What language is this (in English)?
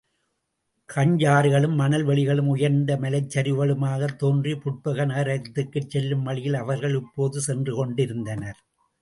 Tamil